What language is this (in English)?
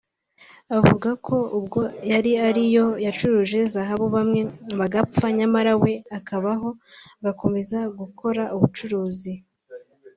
Kinyarwanda